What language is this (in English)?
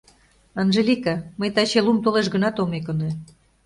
Mari